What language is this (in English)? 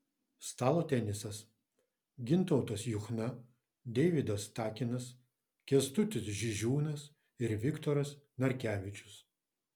Lithuanian